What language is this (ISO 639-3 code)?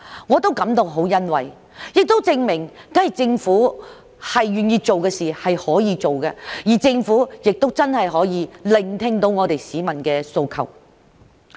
yue